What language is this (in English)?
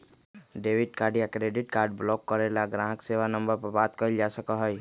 Magahi